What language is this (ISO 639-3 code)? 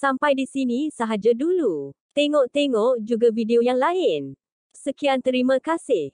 msa